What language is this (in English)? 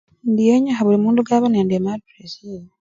Luyia